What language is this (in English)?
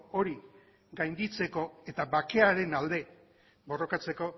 Basque